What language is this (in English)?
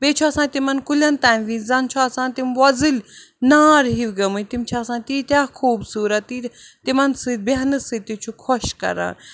Kashmiri